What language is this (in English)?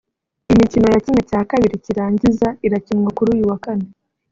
Kinyarwanda